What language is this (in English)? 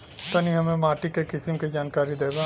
Bhojpuri